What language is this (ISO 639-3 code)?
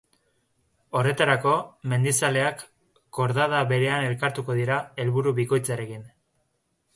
eus